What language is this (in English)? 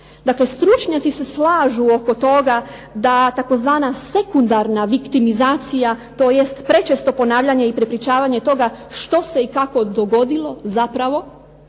Croatian